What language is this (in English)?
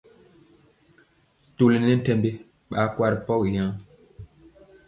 Mpiemo